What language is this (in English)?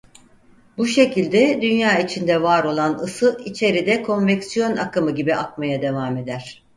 Turkish